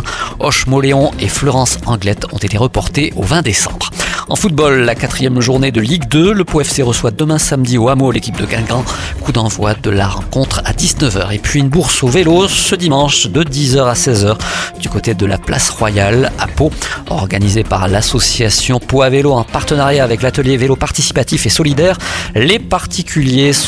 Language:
French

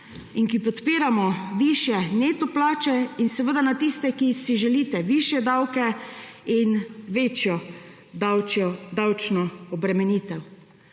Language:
Slovenian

